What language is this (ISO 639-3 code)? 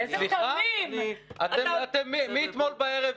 heb